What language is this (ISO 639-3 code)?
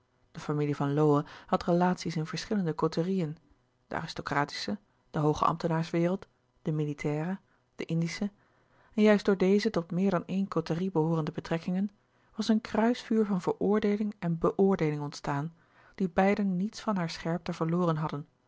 nld